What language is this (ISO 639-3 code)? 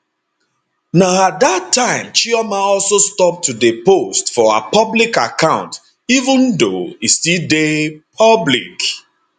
pcm